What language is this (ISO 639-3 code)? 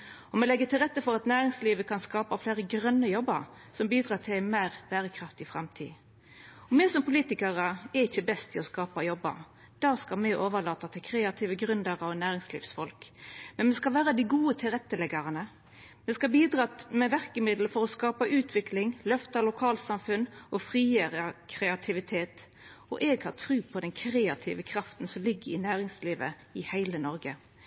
nno